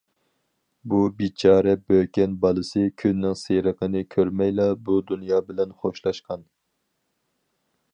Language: Uyghur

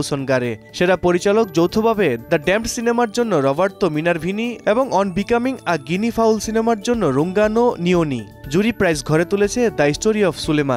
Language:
Bangla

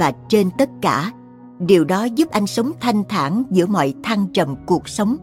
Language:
Vietnamese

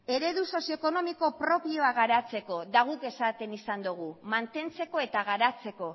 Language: Basque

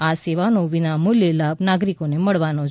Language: Gujarati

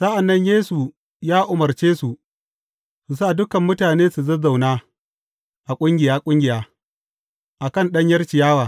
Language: Hausa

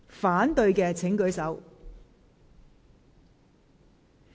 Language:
Cantonese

